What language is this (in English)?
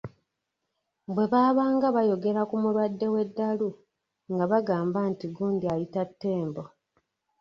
Ganda